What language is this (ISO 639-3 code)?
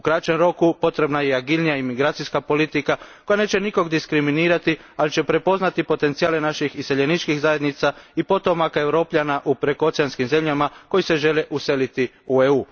hrv